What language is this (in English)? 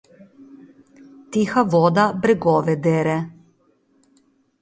Slovenian